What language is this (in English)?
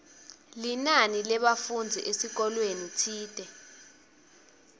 Swati